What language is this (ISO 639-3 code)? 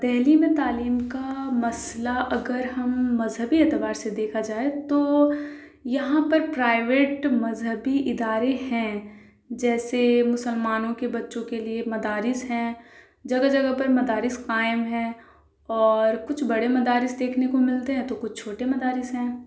urd